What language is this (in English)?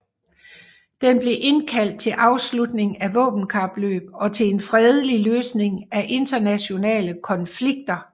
Danish